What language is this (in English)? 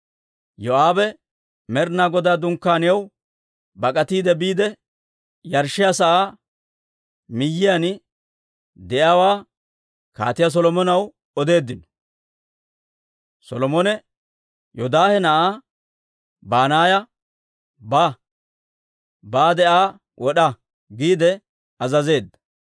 Dawro